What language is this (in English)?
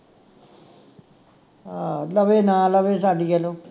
Punjabi